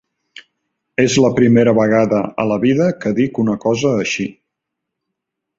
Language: Catalan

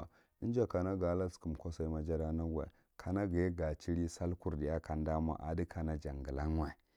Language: Marghi Central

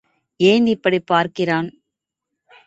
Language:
Tamil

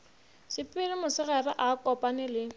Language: Northern Sotho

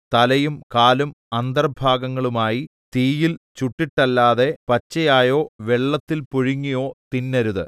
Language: Malayalam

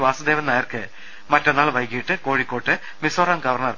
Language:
Malayalam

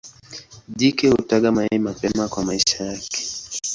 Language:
Swahili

